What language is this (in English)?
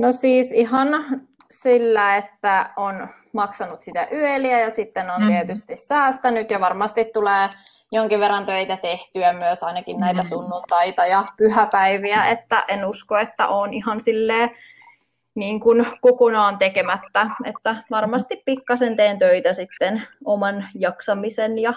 Finnish